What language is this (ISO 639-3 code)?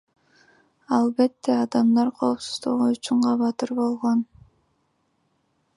kir